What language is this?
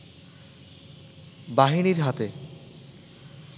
Bangla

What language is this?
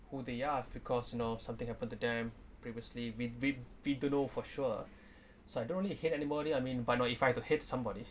English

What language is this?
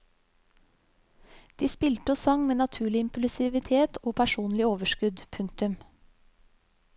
Norwegian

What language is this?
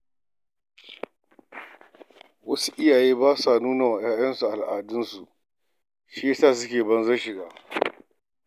Hausa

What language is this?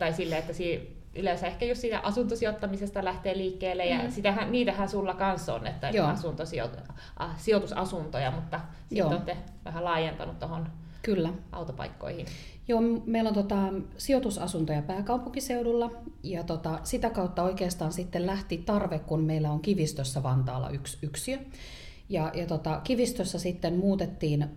Finnish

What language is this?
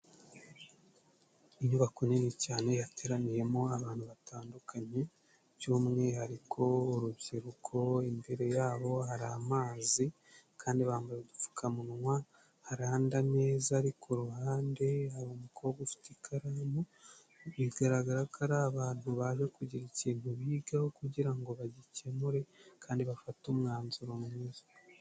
Kinyarwanda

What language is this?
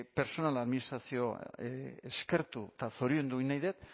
Basque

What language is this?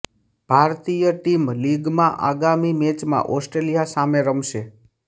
Gujarati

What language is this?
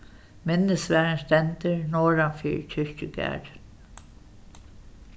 Faroese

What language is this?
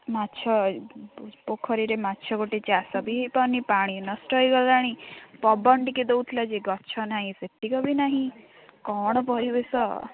Odia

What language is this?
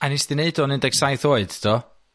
Welsh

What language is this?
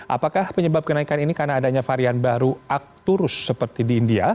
Indonesian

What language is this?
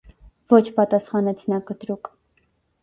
Armenian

